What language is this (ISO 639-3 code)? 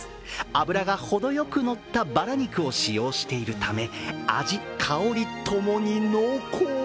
jpn